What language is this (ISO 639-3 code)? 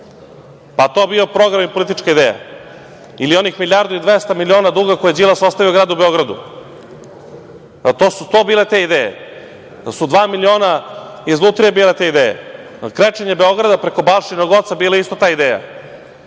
srp